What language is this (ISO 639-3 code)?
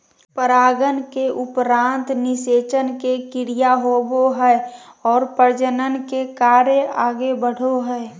mag